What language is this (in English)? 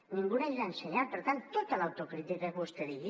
Catalan